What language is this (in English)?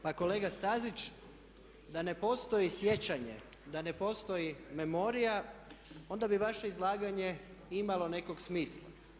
Croatian